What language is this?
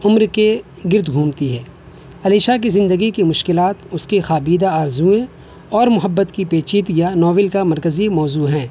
Urdu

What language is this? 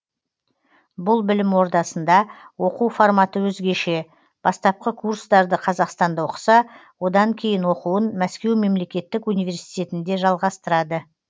Kazakh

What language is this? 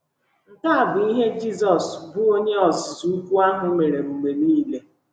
Igbo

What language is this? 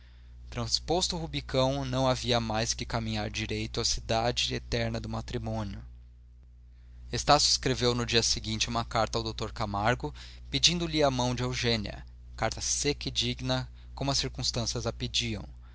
Portuguese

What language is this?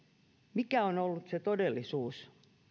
Finnish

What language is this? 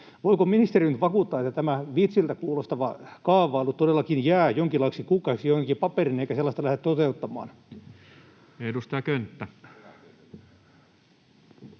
Finnish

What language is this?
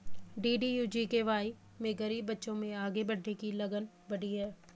Hindi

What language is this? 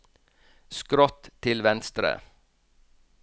Norwegian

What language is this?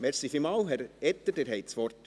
Swiss German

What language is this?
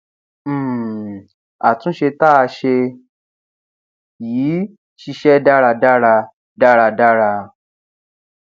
Yoruba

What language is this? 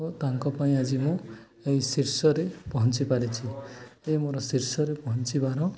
Odia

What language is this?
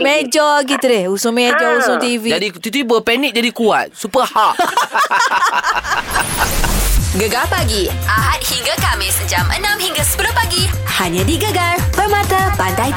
Malay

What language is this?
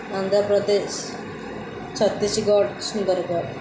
Odia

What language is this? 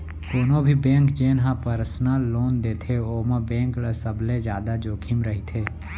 Chhattisgarhi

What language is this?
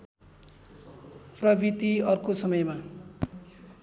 Nepali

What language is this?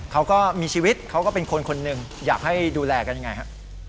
Thai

